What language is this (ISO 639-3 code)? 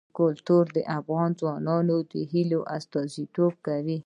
pus